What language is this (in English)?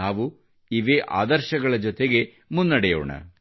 Kannada